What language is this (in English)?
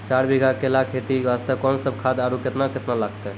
Maithili